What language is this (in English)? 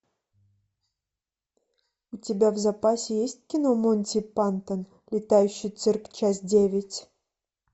Russian